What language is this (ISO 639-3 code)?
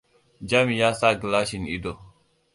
hau